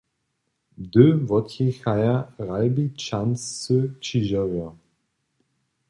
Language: Upper Sorbian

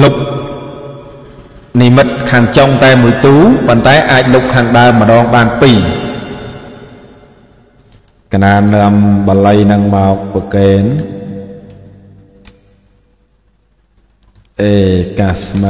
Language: Vietnamese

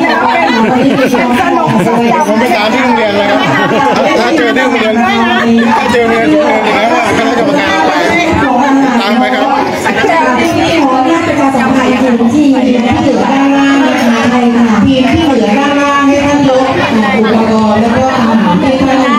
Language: Thai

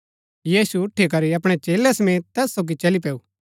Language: Gaddi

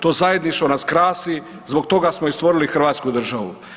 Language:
Croatian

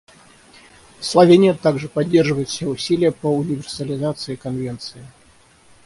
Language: Russian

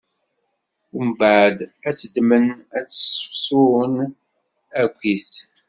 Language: Kabyle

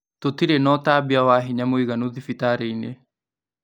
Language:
Kikuyu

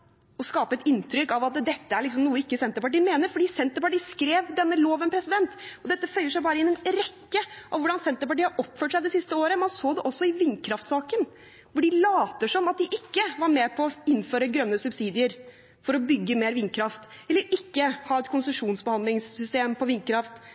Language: Norwegian Bokmål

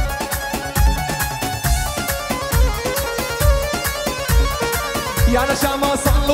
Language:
Arabic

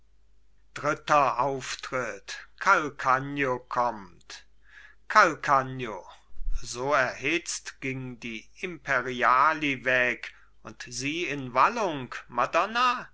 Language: German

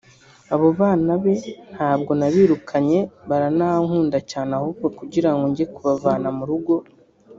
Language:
Kinyarwanda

